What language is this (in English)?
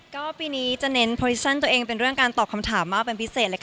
Thai